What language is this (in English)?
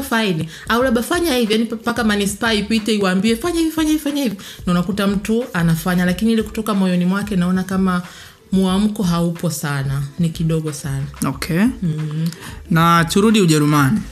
Swahili